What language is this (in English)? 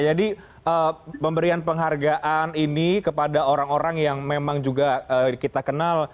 Indonesian